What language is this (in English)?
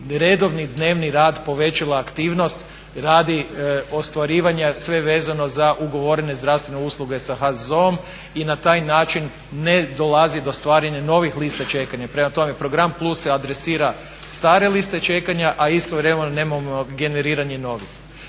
Croatian